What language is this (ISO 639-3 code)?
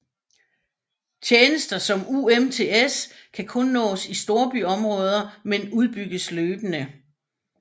dan